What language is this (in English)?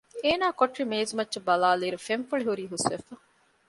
Divehi